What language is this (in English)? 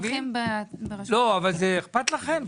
Hebrew